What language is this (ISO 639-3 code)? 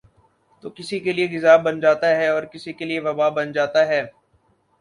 urd